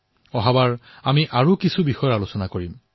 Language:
Assamese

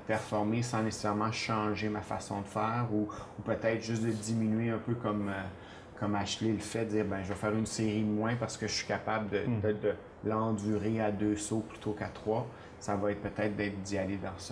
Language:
French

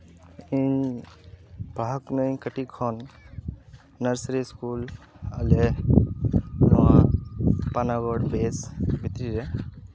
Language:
Santali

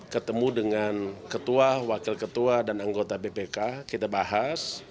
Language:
Indonesian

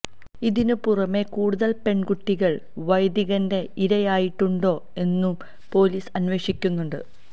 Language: Malayalam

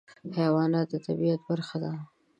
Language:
Pashto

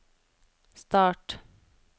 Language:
Norwegian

